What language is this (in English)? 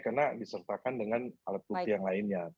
Indonesian